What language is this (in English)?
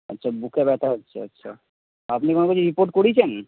Bangla